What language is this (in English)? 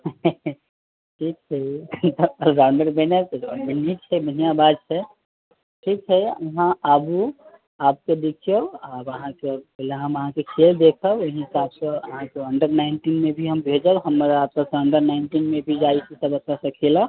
Maithili